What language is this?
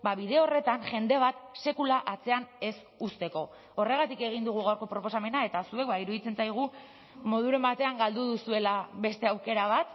Basque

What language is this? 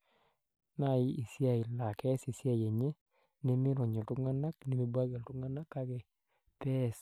Masai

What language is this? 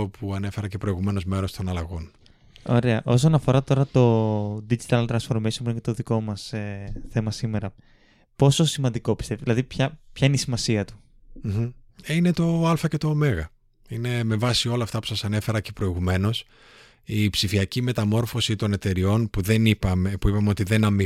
Greek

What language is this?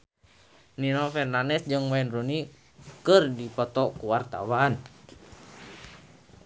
Sundanese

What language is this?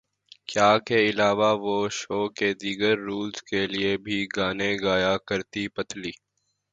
Urdu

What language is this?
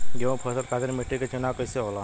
Bhojpuri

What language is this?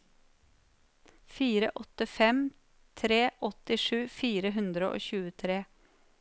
Norwegian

